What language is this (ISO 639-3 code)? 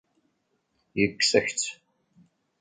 kab